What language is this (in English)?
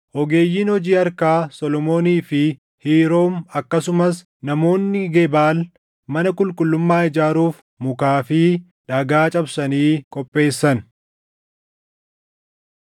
Oromo